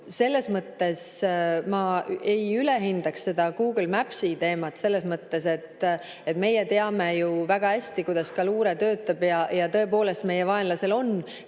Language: Estonian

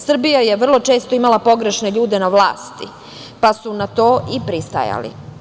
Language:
Serbian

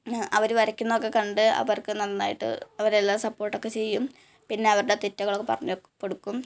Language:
Malayalam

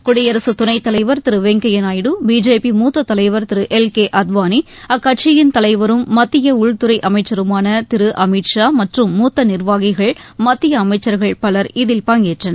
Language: Tamil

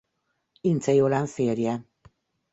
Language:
Hungarian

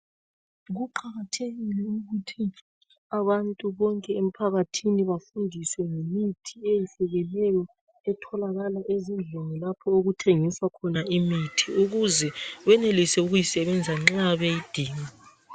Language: North Ndebele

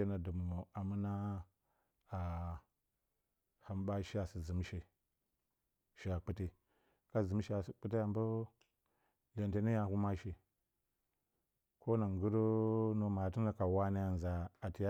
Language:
Bacama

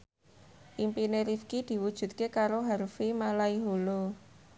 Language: Javanese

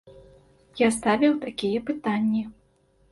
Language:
Belarusian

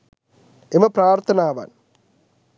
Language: Sinhala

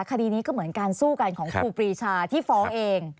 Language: Thai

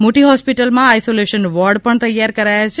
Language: Gujarati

